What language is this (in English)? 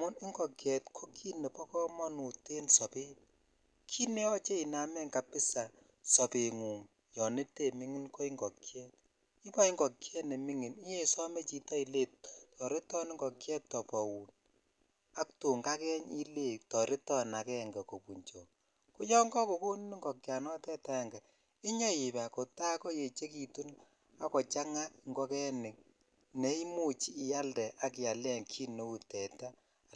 Kalenjin